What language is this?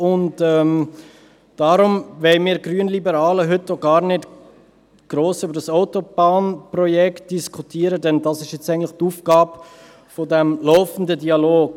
Swiss German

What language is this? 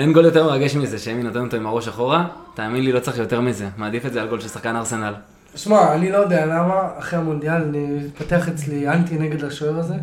Hebrew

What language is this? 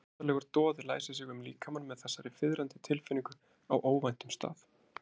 Icelandic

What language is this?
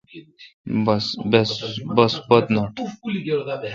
Kalkoti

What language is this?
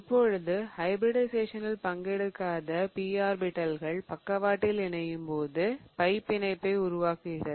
Tamil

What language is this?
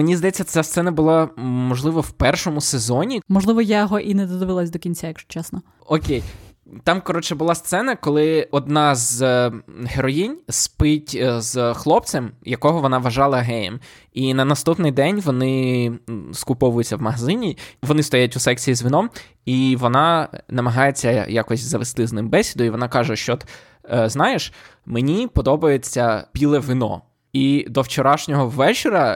Ukrainian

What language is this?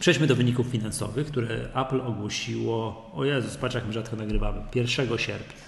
Polish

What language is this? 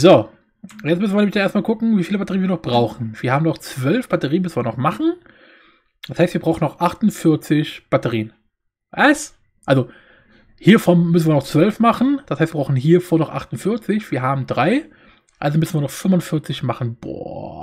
German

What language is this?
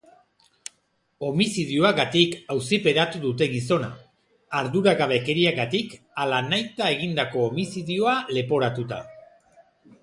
Basque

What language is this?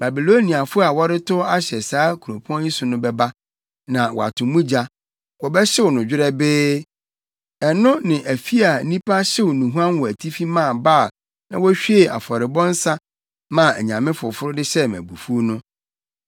Akan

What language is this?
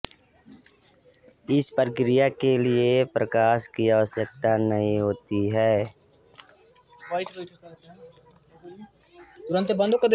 Hindi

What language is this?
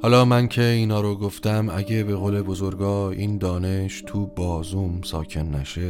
Persian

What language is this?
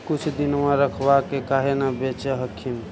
Magahi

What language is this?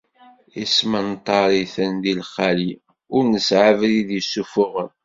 Kabyle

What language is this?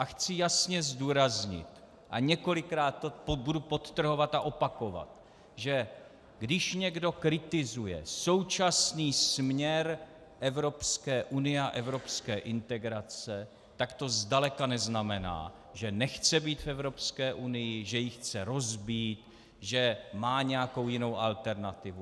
Czech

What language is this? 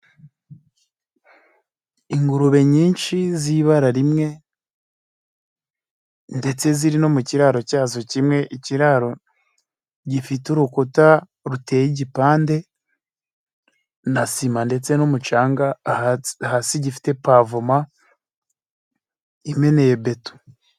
Kinyarwanda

